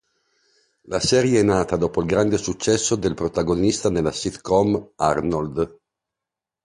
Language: Italian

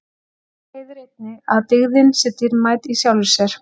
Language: Icelandic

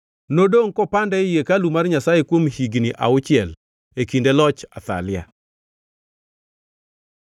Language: Luo (Kenya and Tanzania)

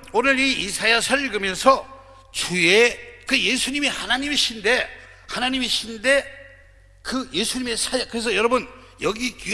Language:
Korean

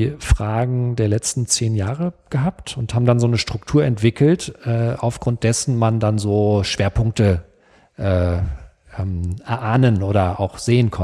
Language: German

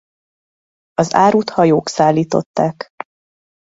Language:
Hungarian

